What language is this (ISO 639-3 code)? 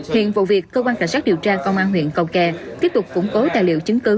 vie